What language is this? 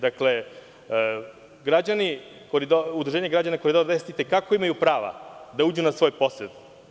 Serbian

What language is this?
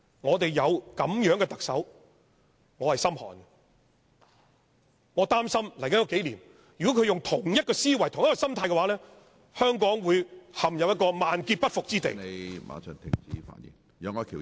Cantonese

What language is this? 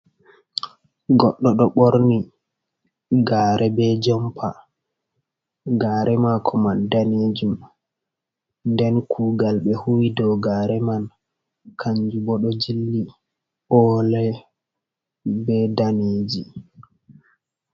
Fula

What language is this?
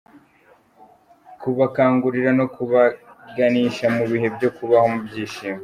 Kinyarwanda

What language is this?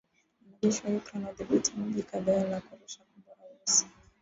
Swahili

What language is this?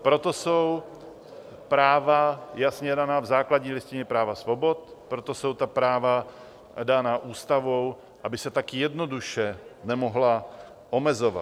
Czech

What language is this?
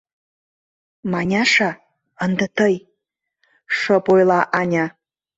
Mari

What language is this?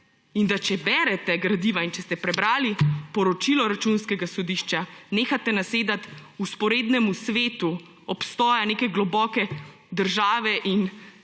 Slovenian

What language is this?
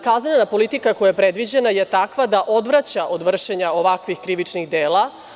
Serbian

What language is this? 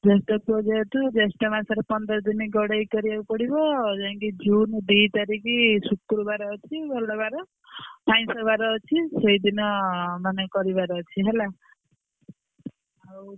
Odia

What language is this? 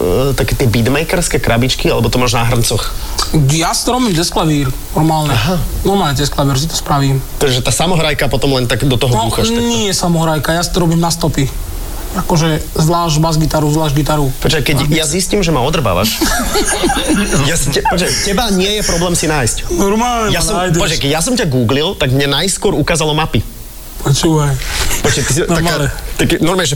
Slovak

